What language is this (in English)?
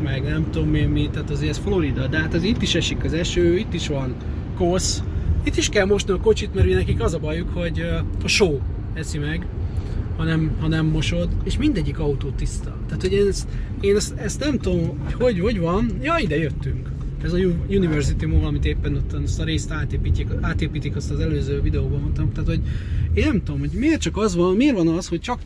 Hungarian